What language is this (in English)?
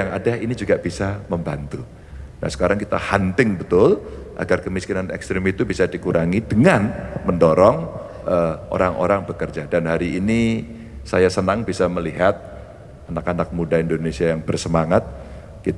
Indonesian